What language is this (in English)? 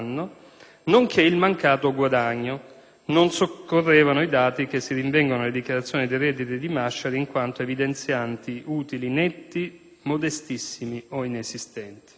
Italian